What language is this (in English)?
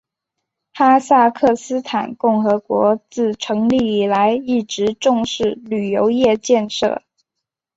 Chinese